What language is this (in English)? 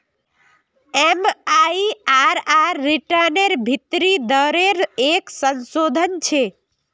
Magahi